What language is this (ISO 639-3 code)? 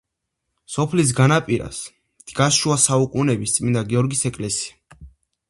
kat